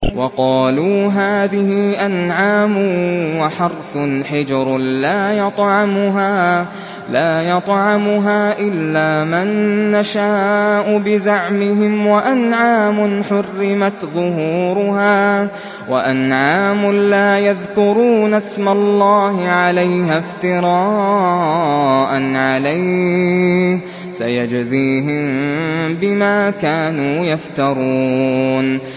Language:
Arabic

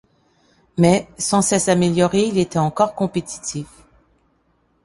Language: French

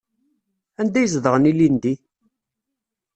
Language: Kabyle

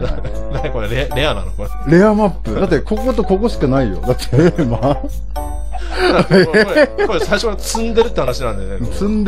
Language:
Japanese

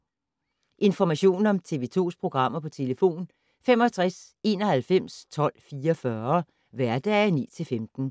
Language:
Danish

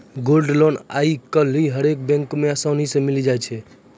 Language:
Maithili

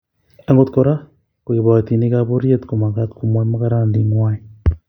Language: Kalenjin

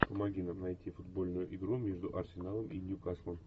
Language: Russian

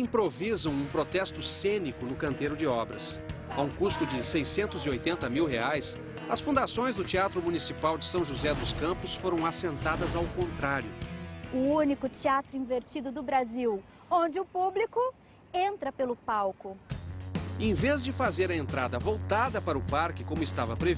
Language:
Portuguese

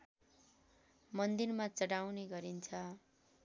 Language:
Nepali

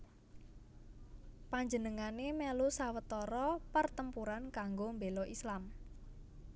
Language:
Javanese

